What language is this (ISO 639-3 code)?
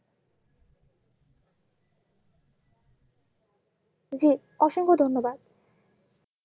ben